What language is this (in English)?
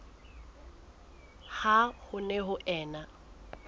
Southern Sotho